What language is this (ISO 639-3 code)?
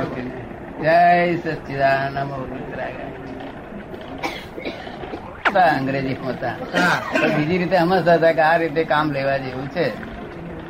guj